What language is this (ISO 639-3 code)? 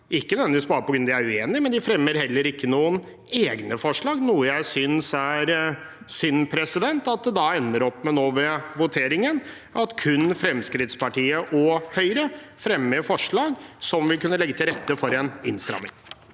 nor